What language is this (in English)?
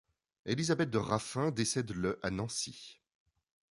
French